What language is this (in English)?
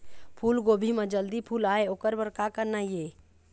Chhattisgarhi